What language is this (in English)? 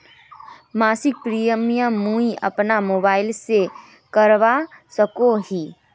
Magahi